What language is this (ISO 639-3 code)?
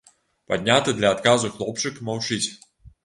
bel